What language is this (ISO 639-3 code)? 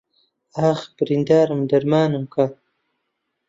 ckb